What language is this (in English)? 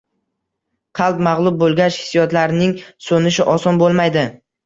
Uzbek